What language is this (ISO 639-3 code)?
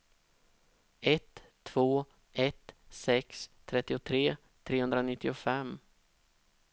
swe